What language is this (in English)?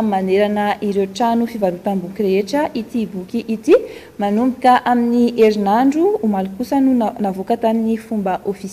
Romanian